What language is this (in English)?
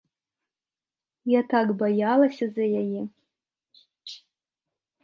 Belarusian